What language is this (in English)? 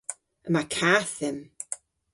Cornish